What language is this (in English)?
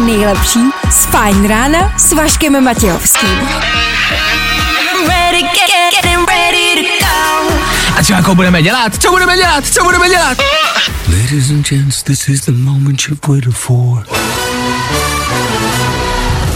Czech